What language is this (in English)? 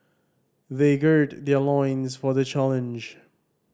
English